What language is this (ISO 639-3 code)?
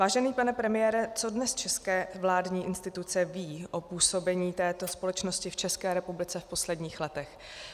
ces